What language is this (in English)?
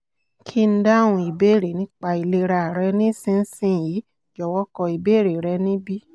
Yoruba